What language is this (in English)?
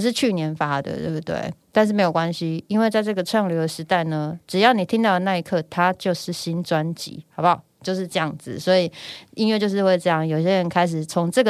Chinese